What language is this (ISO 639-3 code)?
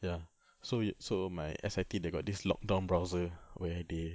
eng